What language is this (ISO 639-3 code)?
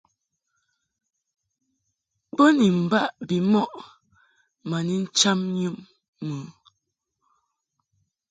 mhk